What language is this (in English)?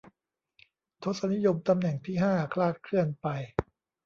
Thai